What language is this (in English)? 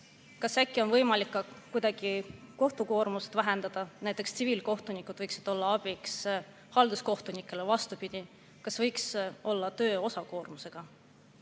Estonian